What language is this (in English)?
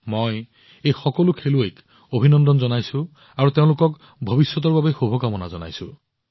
Assamese